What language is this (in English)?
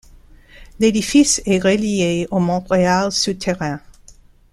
French